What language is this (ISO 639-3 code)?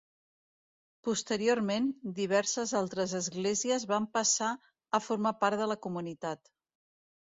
cat